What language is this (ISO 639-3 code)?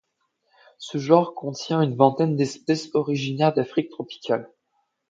fra